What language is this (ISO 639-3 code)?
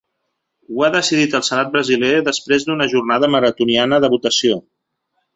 cat